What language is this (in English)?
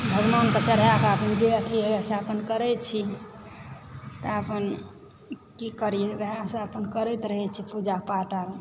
Maithili